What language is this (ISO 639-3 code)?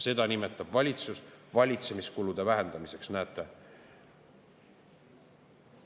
est